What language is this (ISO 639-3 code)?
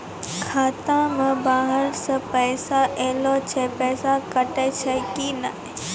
mai